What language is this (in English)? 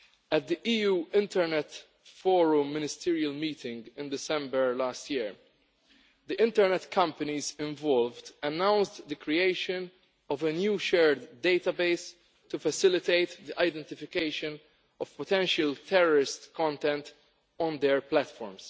English